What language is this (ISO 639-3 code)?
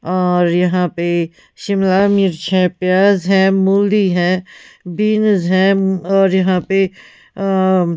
hin